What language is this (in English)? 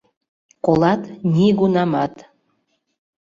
Mari